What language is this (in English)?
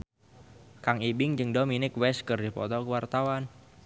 Sundanese